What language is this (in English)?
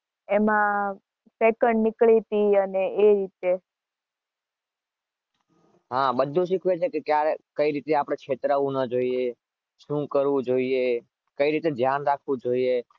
Gujarati